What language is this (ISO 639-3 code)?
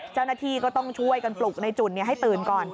tha